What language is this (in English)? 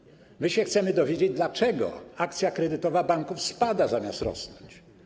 Polish